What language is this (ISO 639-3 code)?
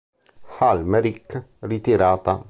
ita